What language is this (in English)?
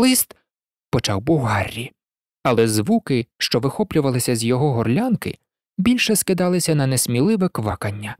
Ukrainian